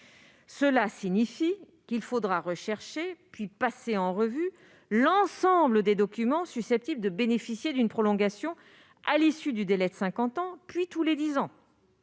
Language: French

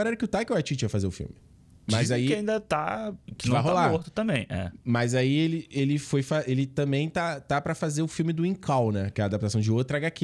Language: Portuguese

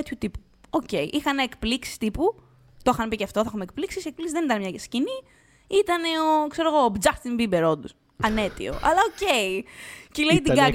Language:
Greek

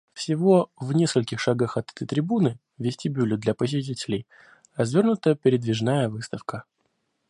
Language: Russian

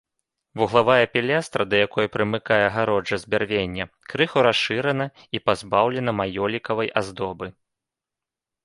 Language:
Belarusian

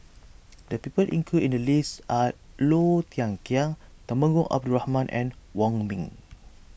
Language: English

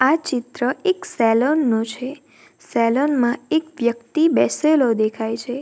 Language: Gujarati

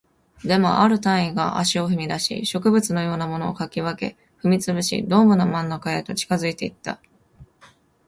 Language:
Japanese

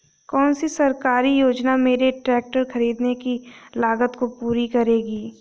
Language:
Hindi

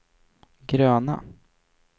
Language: Swedish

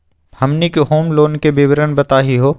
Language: Magahi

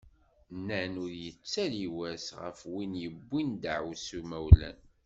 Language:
Kabyle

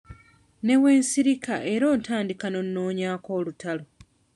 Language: Ganda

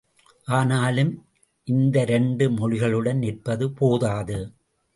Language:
Tamil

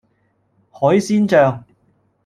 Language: Cantonese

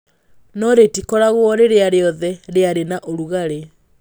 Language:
Kikuyu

